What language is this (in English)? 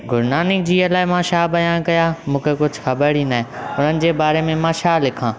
Sindhi